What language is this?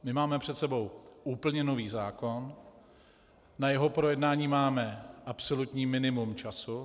Czech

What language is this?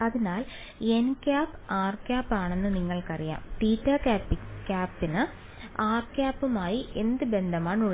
Malayalam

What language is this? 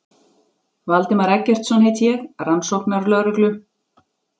Icelandic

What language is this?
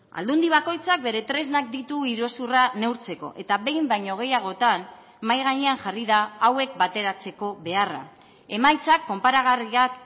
Basque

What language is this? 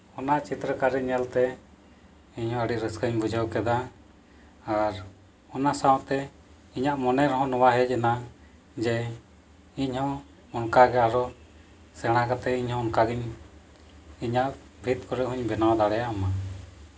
Santali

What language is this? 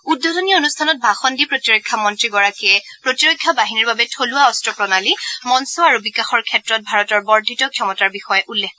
Assamese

